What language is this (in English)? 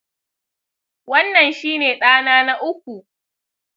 Hausa